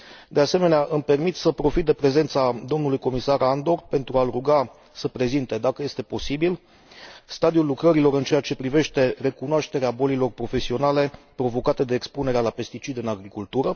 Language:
Romanian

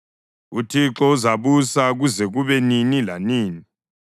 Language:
North Ndebele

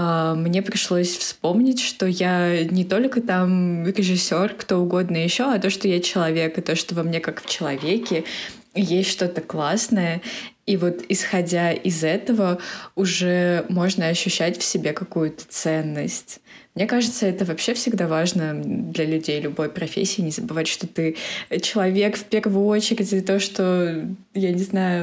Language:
Russian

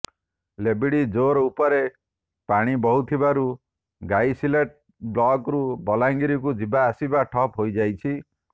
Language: Odia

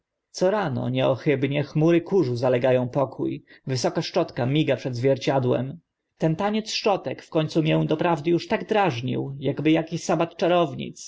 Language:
Polish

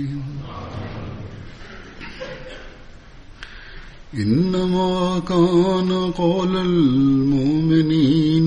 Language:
Swahili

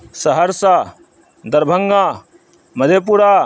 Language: Urdu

